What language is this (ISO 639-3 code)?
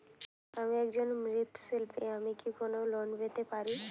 ben